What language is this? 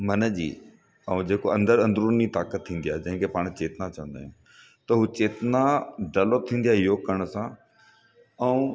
Sindhi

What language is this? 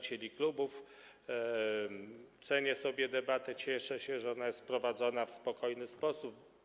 Polish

